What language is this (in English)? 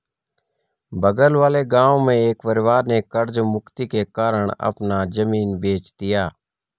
Hindi